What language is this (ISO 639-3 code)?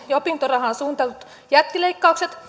fin